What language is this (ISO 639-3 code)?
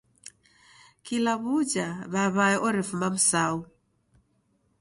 dav